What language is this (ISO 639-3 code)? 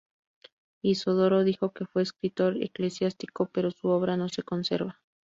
spa